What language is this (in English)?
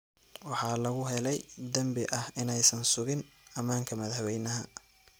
Somali